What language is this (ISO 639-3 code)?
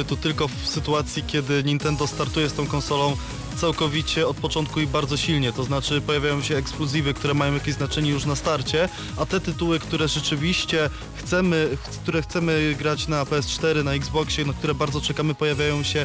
pol